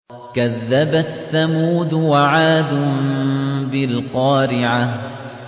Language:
Arabic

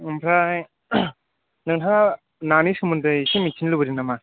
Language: Bodo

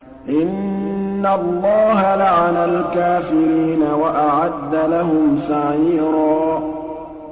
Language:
Arabic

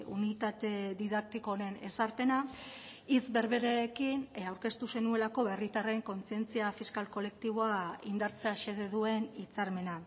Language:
Basque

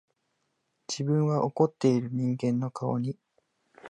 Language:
Japanese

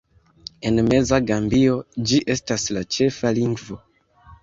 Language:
Esperanto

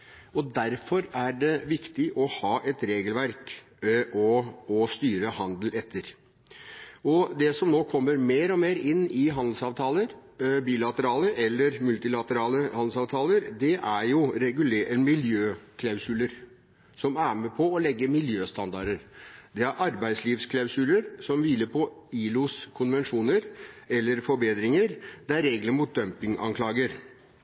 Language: Norwegian Bokmål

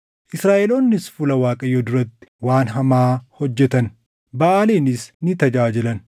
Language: Oromo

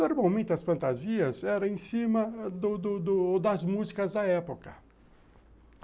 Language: Portuguese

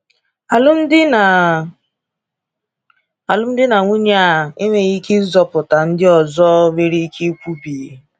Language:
Igbo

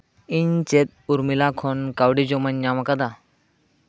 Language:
Santali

